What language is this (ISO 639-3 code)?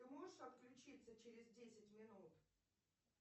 rus